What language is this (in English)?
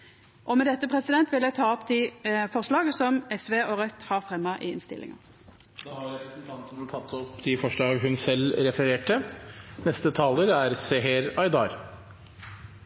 Norwegian